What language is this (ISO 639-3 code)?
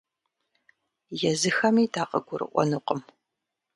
kbd